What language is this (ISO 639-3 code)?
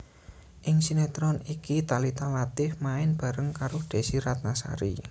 jav